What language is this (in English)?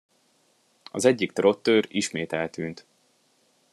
Hungarian